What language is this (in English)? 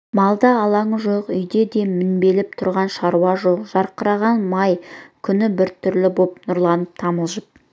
Kazakh